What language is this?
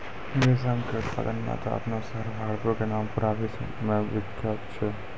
Maithili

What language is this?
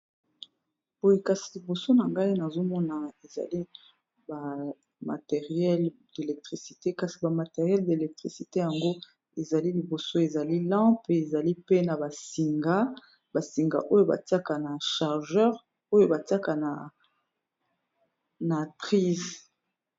Lingala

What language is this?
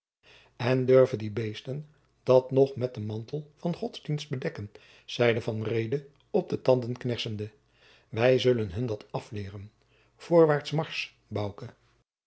Dutch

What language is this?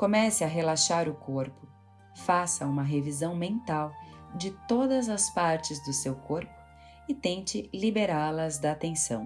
Portuguese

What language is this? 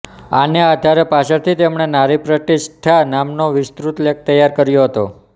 Gujarati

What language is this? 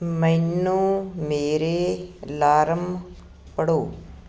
Punjabi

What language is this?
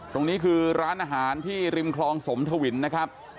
Thai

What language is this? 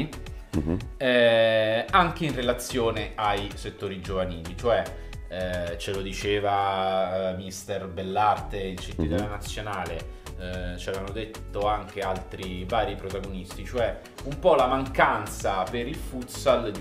Italian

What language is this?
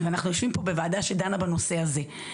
Hebrew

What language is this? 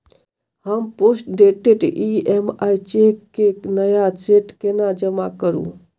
Maithili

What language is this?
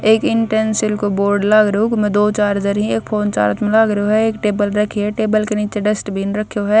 Haryanvi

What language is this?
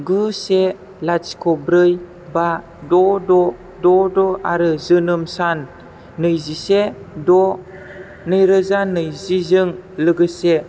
Bodo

